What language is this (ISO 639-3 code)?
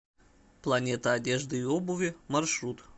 rus